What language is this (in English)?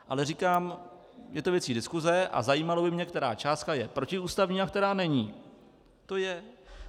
Czech